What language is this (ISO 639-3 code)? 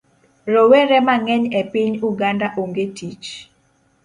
luo